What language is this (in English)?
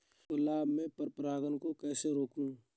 Hindi